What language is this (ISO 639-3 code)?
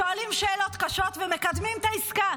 heb